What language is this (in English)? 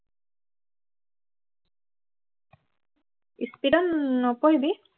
Assamese